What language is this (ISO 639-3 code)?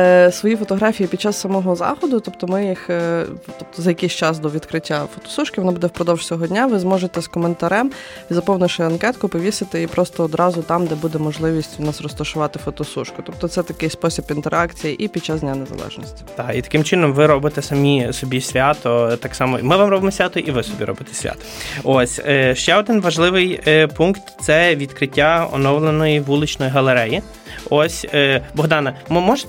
ukr